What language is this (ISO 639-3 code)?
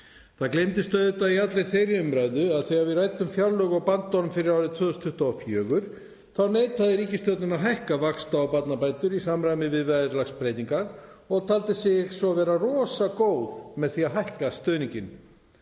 isl